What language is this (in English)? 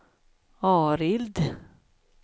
Swedish